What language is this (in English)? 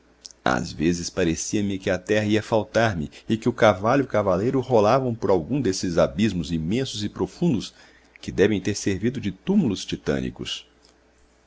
Portuguese